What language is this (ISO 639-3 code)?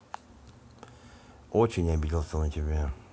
rus